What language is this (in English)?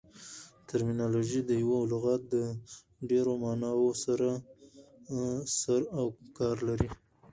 Pashto